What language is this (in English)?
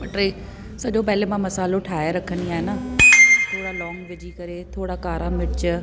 Sindhi